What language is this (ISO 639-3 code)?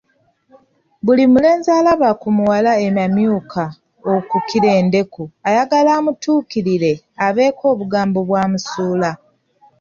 lug